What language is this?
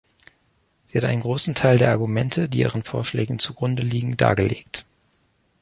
German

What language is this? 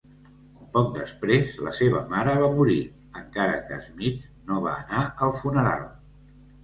Catalan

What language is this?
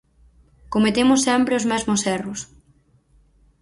Galician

